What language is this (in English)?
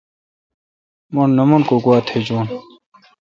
Kalkoti